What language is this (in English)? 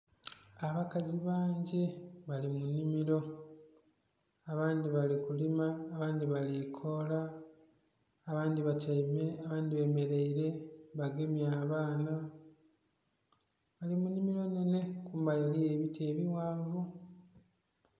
Soga